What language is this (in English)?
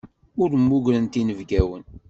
Kabyle